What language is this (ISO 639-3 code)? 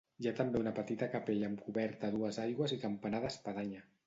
cat